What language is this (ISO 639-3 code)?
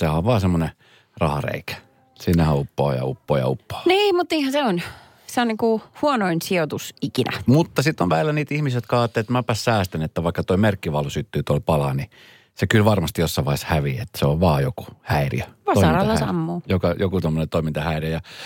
fin